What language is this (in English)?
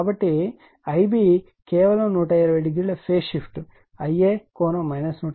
Telugu